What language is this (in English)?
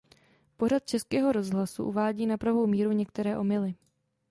Czech